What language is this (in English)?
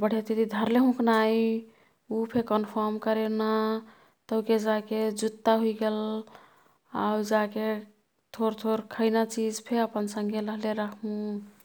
Kathoriya Tharu